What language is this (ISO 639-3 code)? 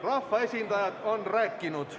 est